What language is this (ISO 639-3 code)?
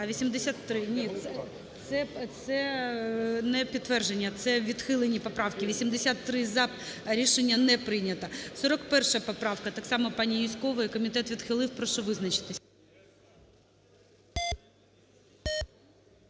ukr